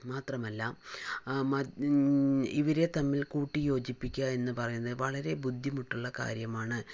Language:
Malayalam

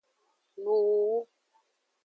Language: Aja (Benin)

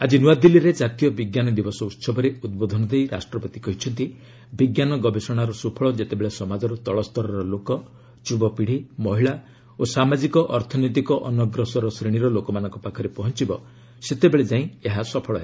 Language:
Odia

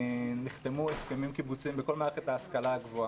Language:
Hebrew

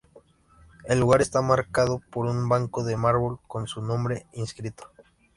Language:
Spanish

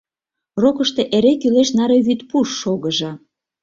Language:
Mari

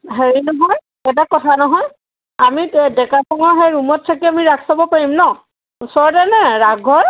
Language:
Assamese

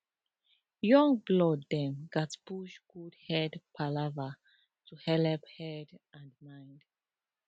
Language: Nigerian Pidgin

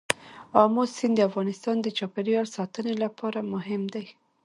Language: Pashto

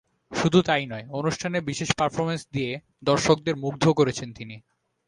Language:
Bangla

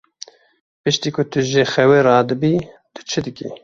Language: Kurdish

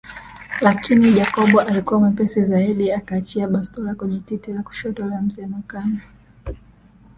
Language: Swahili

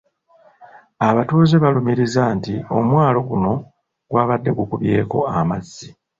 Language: Ganda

